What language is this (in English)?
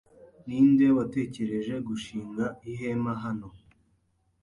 Kinyarwanda